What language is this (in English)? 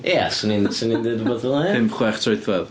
Welsh